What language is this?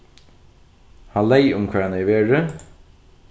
Faroese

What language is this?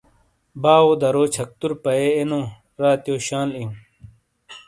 Shina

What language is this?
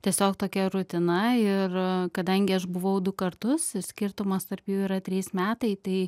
Lithuanian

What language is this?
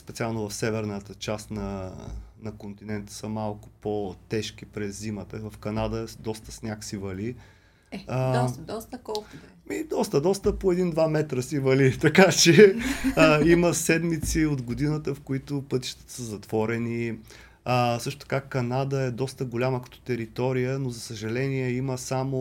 Bulgarian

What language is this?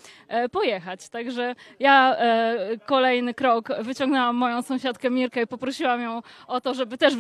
Polish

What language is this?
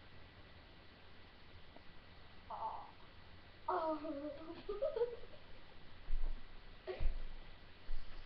Turkish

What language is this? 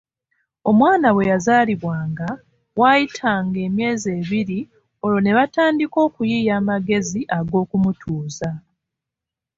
Ganda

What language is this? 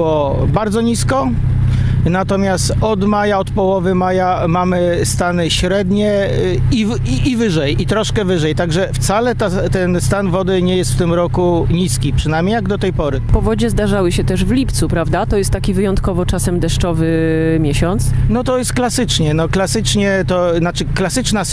Polish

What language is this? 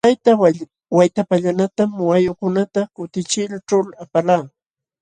Jauja Wanca Quechua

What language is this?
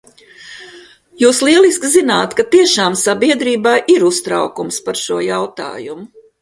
Latvian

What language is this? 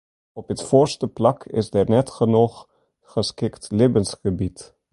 Western Frisian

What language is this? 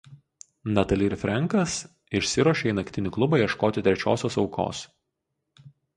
Lithuanian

